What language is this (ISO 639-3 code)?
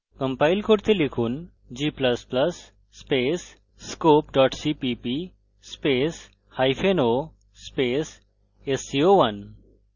ben